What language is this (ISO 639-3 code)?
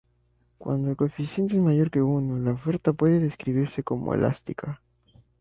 spa